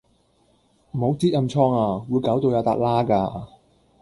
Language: Cantonese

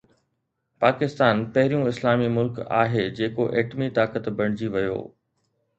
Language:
Sindhi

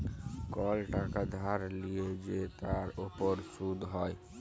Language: Bangla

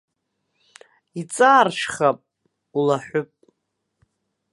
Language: Abkhazian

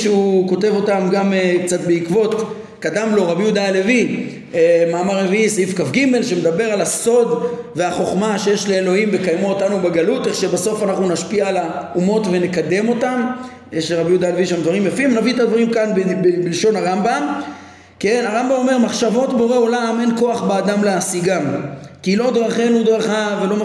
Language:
Hebrew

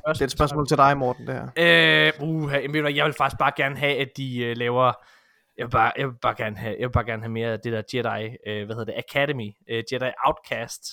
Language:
Danish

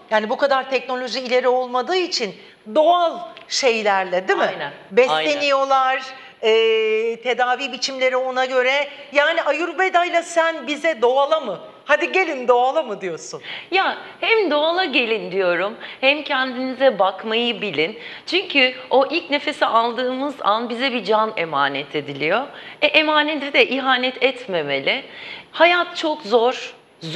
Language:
Turkish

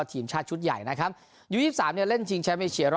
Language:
Thai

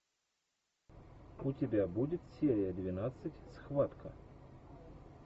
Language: Russian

